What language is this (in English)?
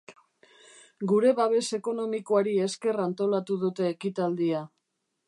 Basque